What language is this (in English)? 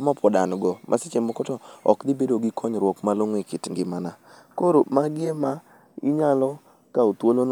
Luo (Kenya and Tanzania)